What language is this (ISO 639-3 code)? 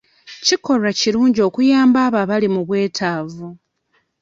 lug